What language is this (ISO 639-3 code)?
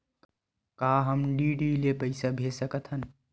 hne